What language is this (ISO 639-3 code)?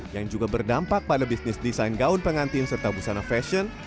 ind